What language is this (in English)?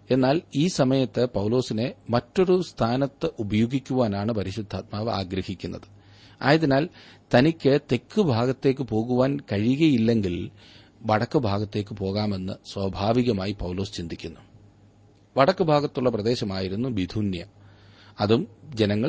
Malayalam